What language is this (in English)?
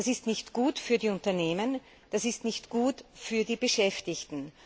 German